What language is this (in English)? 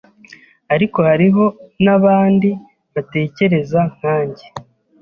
Kinyarwanda